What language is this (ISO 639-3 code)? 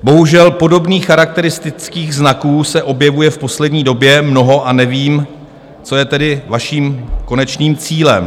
ces